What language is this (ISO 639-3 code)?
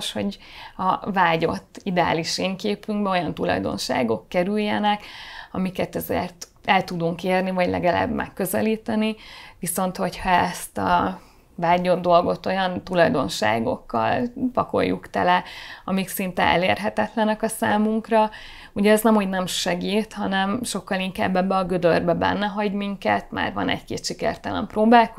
hun